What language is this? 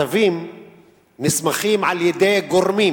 Hebrew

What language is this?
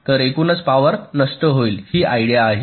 Marathi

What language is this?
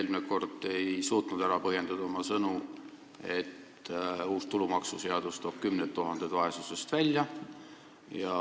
Estonian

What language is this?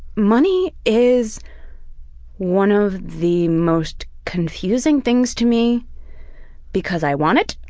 English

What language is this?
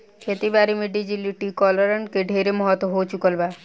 Bhojpuri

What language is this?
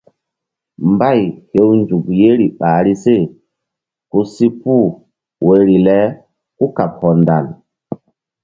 Mbum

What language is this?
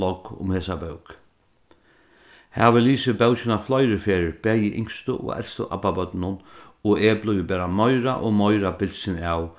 Faroese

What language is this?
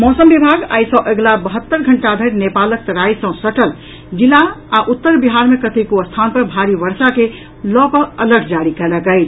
Maithili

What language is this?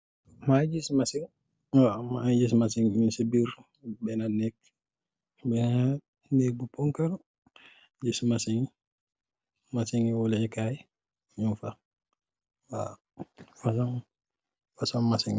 Wolof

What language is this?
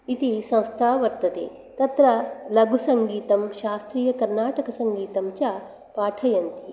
Sanskrit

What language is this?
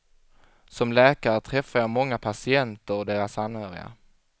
Swedish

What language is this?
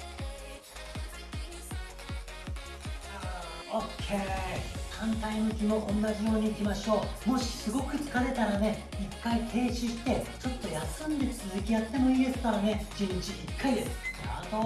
Japanese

